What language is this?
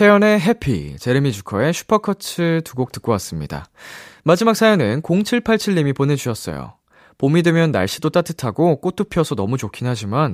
Korean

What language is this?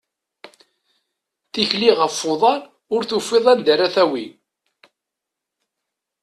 Kabyle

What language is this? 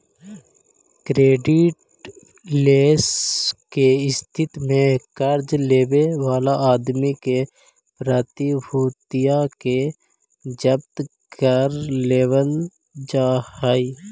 Magahi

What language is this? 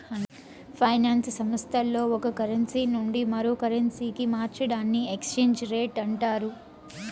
Telugu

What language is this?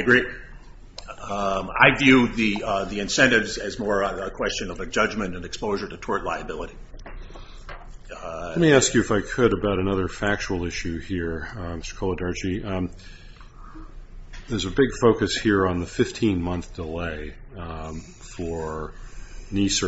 English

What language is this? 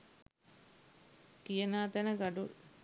Sinhala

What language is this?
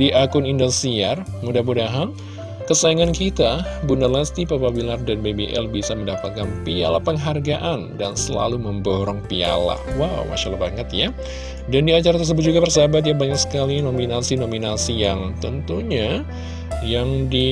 Indonesian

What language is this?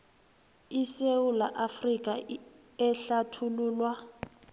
South Ndebele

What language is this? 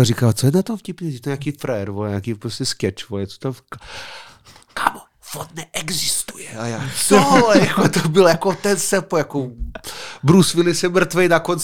Czech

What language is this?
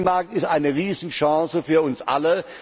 German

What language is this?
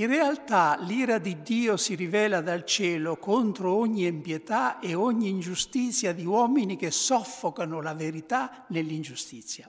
Italian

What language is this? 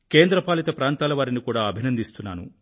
Telugu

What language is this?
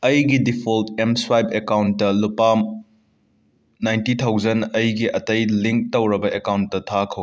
Manipuri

